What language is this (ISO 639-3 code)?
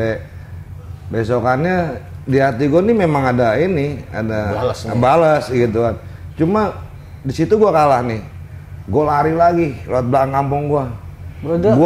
ind